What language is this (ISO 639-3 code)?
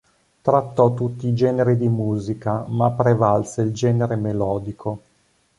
ita